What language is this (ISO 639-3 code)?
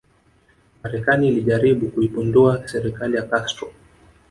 swa